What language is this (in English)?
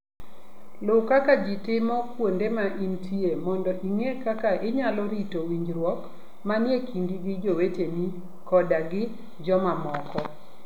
Luo (Kenya and Tanzania)